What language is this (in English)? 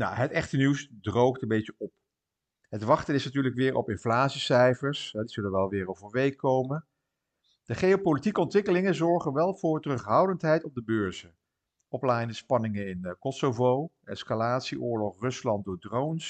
Dutch